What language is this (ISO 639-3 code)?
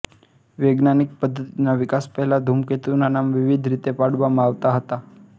guj